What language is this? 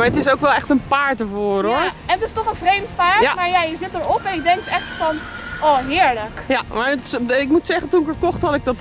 Dutch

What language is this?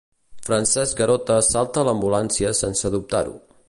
Catalan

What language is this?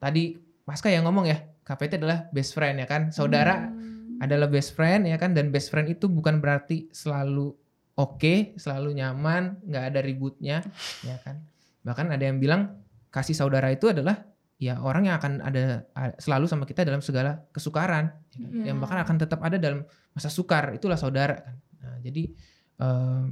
Indonesian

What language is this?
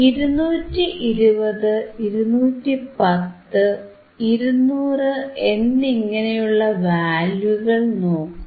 Malayalam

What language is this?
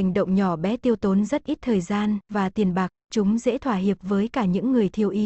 Vietnamese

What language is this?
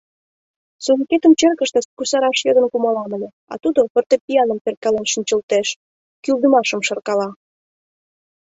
Mari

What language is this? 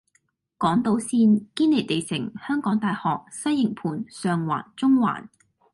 Cantonese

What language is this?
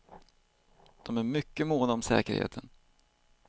Swedish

